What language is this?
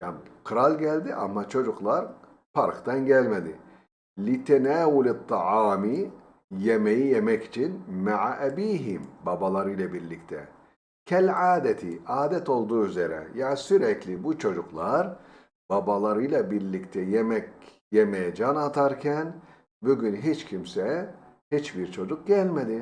Turkish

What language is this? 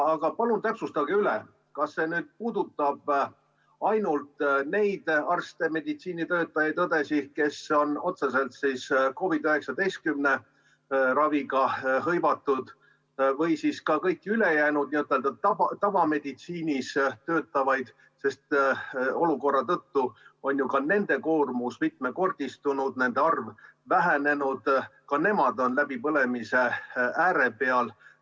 Estonian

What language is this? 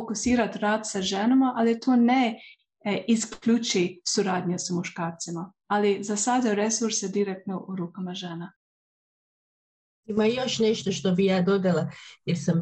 Croatian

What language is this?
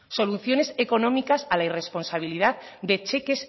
Spanish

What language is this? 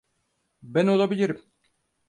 Turkish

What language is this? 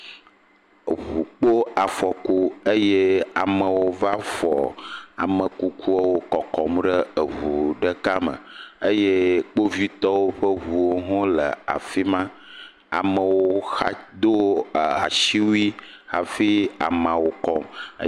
Ewe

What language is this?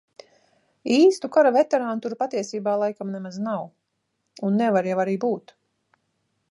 Latvian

